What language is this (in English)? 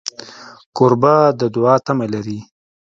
Pashto